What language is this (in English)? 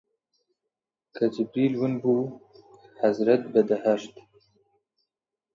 Central Kurdish